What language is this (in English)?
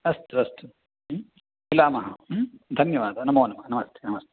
Sanskrit